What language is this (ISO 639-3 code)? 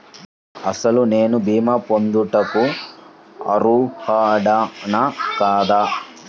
tel